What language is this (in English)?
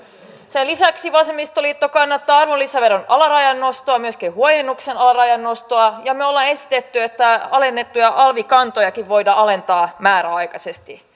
Finnish